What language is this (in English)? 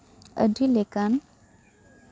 Santali